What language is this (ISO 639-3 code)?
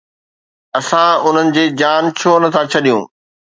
snd